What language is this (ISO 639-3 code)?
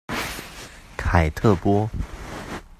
zho